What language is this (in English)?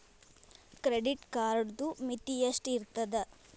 Kannada